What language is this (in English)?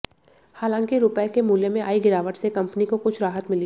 Hindi